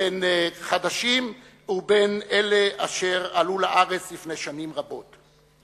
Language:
Hebrew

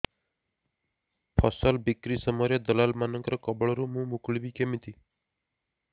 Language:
Odia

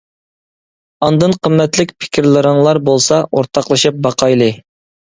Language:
Uyghur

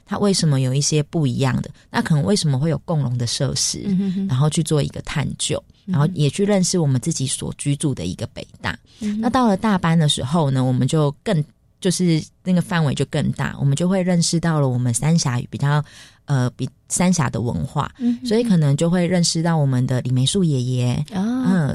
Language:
Chinese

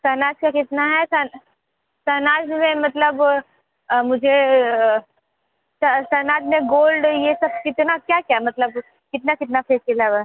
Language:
Hindi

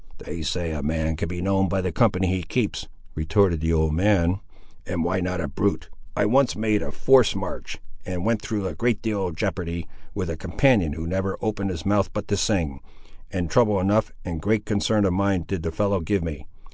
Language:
English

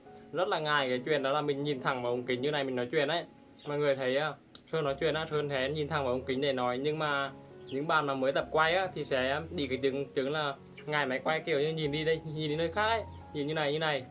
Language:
Vietnamese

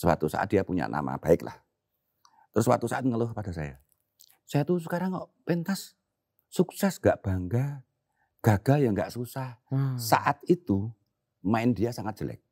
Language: Indonesian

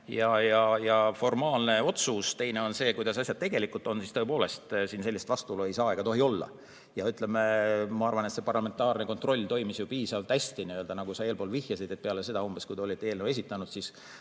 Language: Estonian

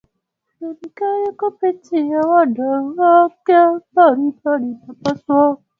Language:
Swahili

